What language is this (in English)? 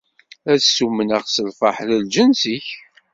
Kabyle